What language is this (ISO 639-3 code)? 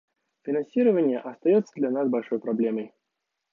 rus